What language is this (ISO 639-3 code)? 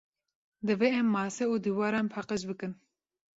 kur